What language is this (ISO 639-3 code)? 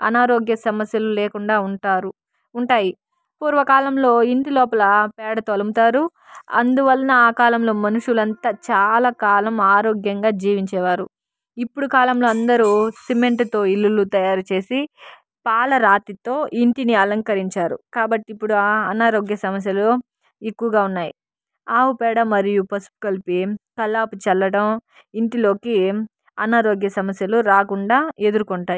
tel